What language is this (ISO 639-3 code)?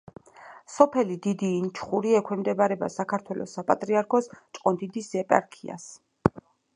kat